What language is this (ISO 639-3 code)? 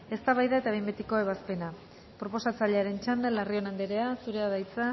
eus